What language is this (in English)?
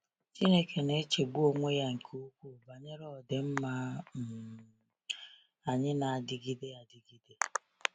Igbo